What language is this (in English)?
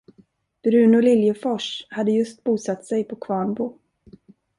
Swedish